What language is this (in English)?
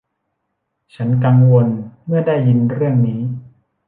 Thai